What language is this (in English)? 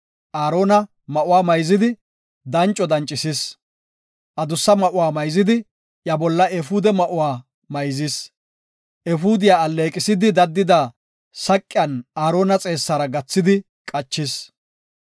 Gofa